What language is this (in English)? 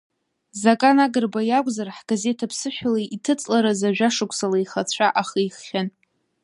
Abkhazian